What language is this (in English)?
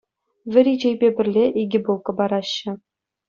Chuvash